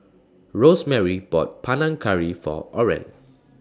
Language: English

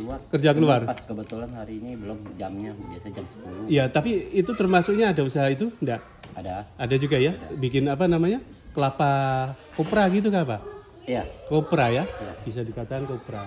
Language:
Indonesian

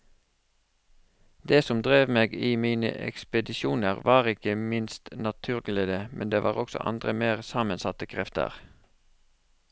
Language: Norwegian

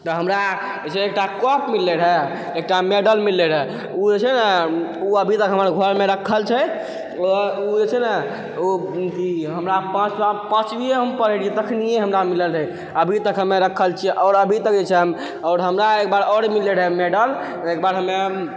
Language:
Maithili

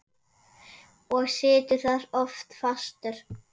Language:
Icelandic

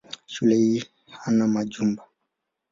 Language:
Swahili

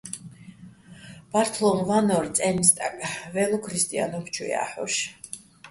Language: Bats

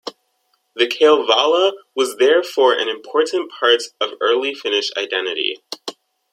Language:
English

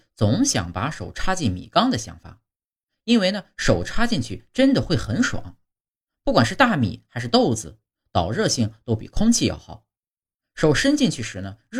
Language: Chinese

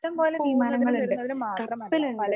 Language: Malayalam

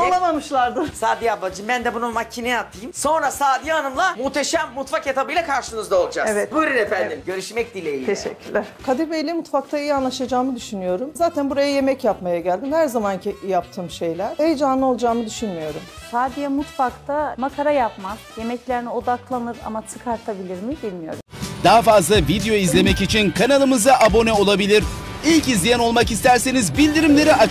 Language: Turkish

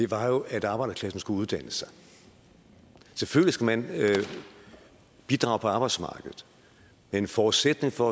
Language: Danish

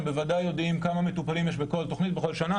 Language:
Hebrew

